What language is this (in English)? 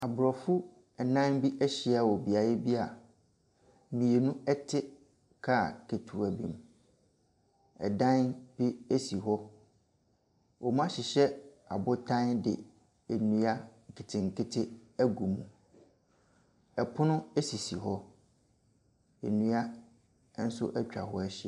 Akan